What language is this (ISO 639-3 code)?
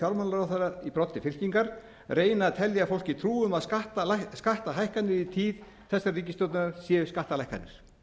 isl